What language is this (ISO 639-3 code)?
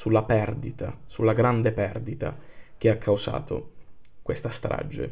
ita